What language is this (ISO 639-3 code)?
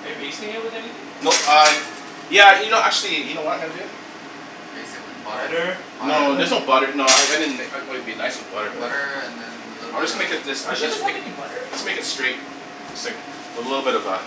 eng